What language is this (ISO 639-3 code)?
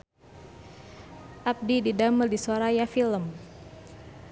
sun